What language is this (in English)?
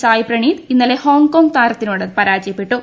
Malayalam